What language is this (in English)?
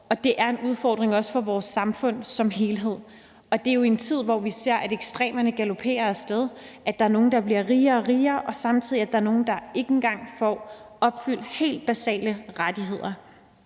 Danish